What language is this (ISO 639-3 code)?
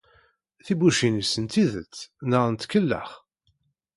kab